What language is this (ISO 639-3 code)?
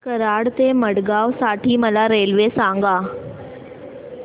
mar